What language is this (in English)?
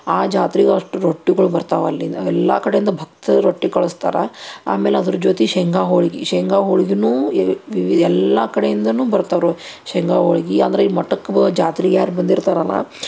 Kannada